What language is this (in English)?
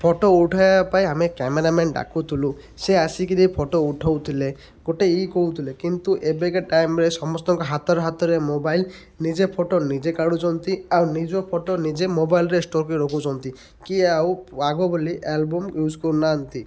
Odia